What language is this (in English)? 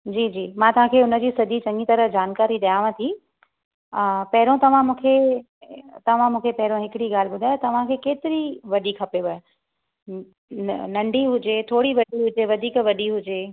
Sindhi